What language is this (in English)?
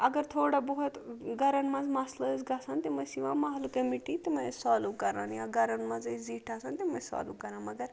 Kashmiri